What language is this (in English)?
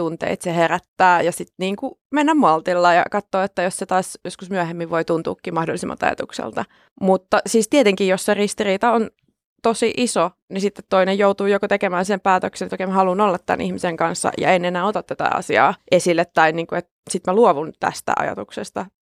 Finnish